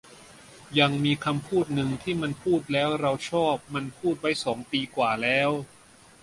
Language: Thai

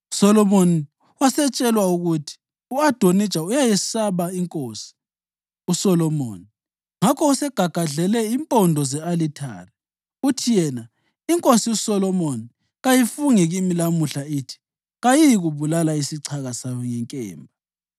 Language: North Ndebele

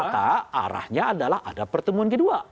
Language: Indonesian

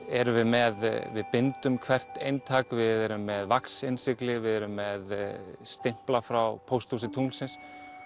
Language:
Icelandic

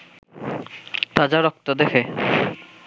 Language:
Bangla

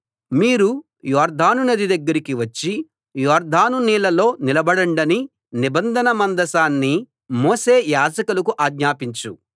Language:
Telugu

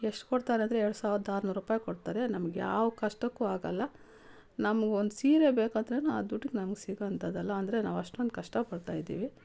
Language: Kannada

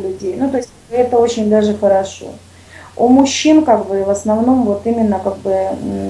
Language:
Russian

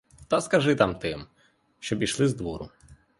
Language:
Ukrainian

